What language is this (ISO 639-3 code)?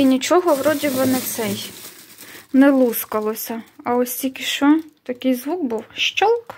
ukr